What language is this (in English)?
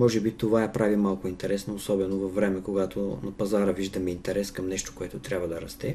Bulgarian